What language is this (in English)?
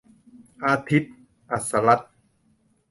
Thai